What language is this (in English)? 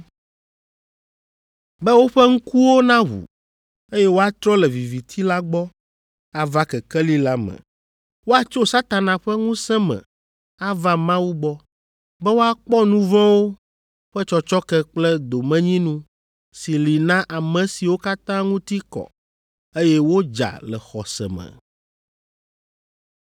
Ewe